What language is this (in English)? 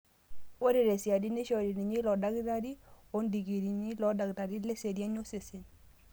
Masai